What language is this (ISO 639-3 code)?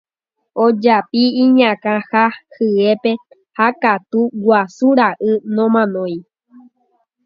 grn